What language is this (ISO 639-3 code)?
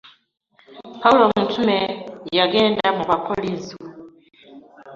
lug